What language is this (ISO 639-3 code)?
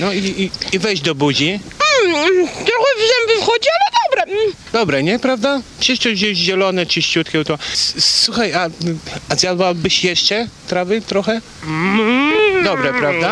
pol